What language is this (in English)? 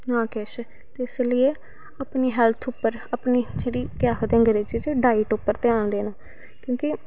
Dogri